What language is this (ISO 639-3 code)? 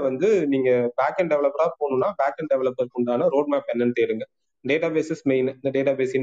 tam